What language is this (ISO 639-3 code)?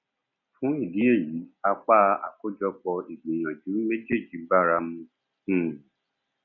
yor